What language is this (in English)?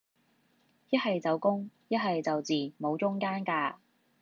Cantonese